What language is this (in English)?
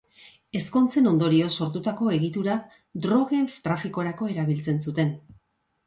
Basque